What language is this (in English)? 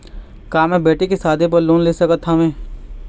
Chhattisgarhi